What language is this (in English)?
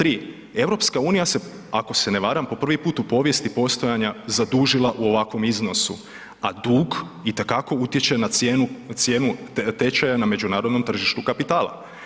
Croatian